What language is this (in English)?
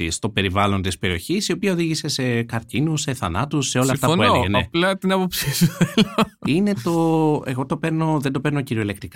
Greek